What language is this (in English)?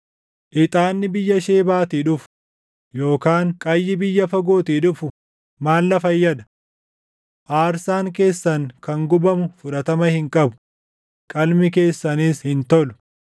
Oromo